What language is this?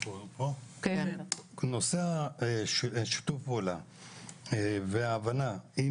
Hebrew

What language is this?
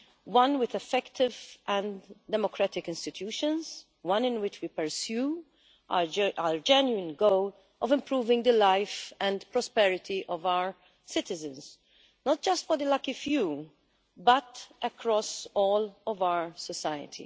English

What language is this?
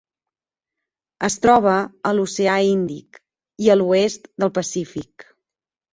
Catalan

